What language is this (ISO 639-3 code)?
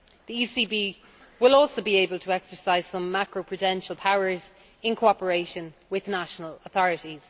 eng